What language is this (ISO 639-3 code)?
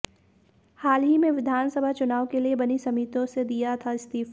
hin